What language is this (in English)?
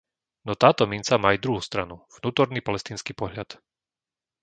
Slovak